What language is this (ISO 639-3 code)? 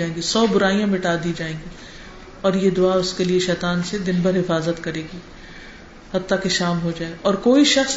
urd